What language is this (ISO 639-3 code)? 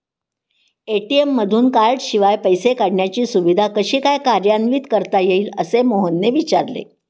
mar